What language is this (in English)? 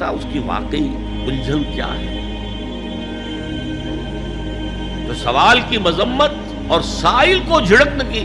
Hindi